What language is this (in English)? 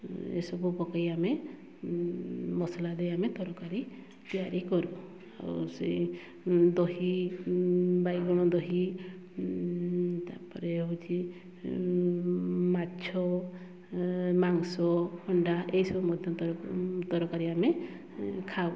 Odia